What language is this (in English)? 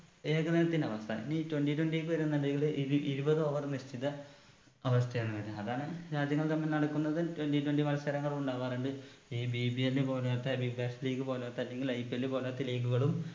Malayalam